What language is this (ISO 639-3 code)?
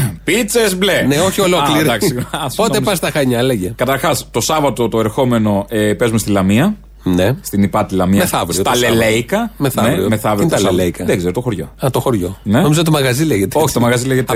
ell